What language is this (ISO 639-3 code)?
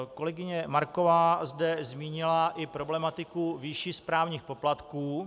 ces